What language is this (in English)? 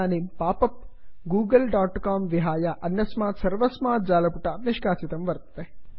Sanskrit